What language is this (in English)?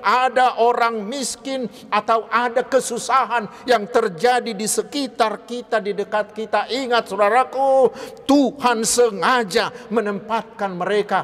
Indonesian